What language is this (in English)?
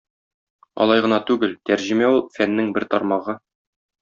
Tatar